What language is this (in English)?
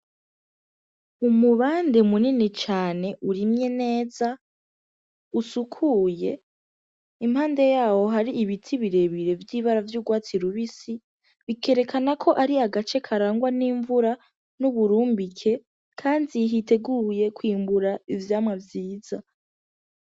Rundi